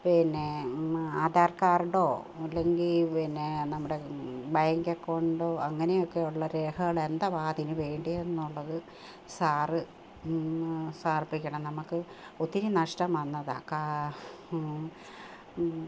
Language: Malayalam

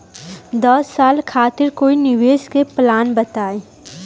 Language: Bhojpuri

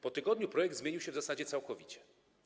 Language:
Polish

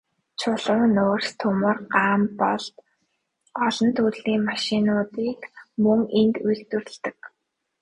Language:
Mongolian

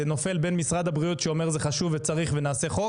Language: Hebrew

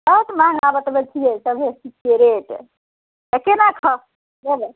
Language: Maithili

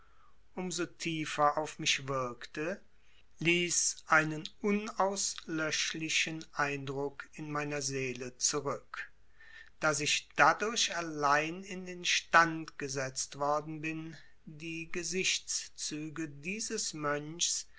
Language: German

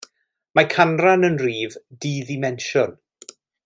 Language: Welsh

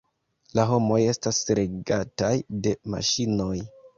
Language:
Esperanto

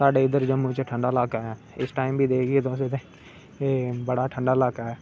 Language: Dogri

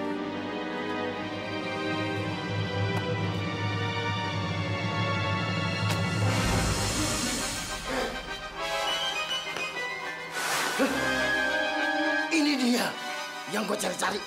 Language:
Indonesian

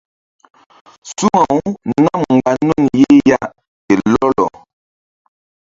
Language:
Mbum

